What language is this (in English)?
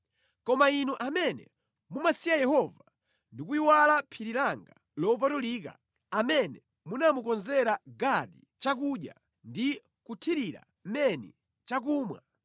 Nyanja